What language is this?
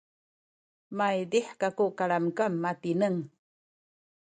Sakizaya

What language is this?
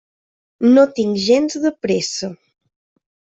Catalan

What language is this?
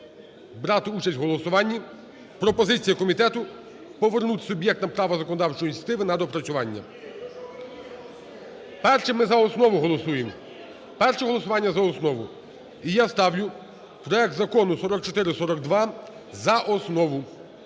Ukrainian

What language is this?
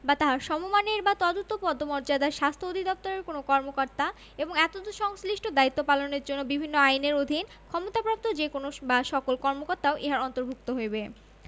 Bangla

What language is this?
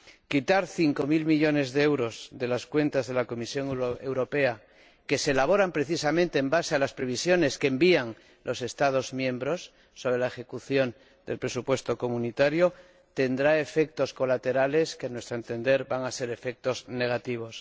Spanish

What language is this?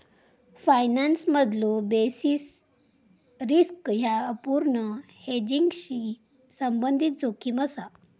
Marathi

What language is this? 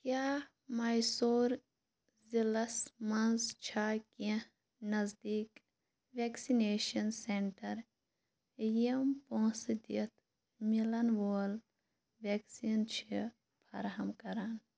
Kashmiri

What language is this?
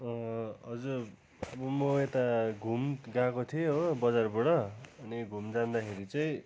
Nepali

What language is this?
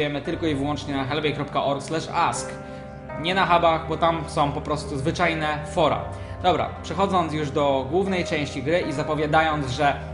Polish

